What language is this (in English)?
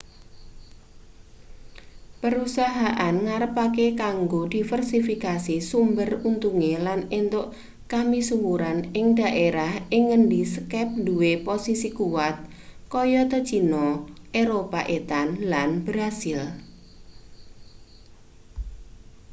Javanese